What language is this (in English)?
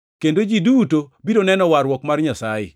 Luo (Kenya and Tanzania)